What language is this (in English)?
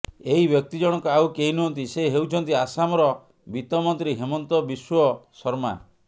Odia